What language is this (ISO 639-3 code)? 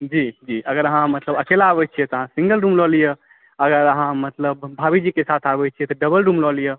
mai